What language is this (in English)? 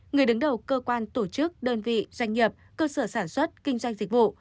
Vietnamese